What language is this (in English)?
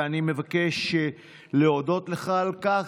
Hebrew